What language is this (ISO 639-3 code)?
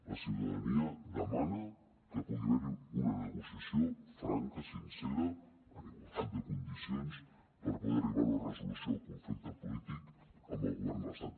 cat